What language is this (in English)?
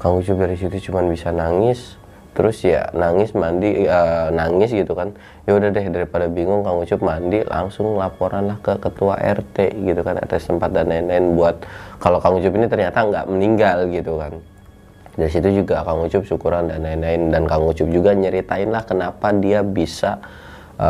Indonesian